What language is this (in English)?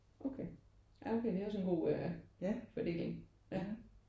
Danish